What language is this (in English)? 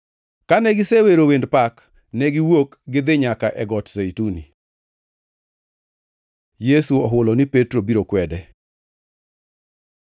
Luo (Kenya and Tanzania)